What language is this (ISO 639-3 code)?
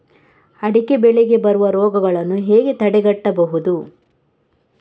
kan